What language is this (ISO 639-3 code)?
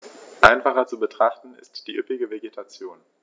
deu